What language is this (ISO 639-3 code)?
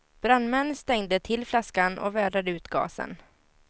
swe